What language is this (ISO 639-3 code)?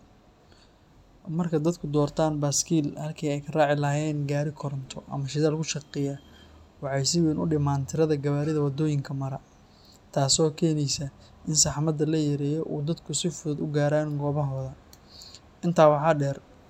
som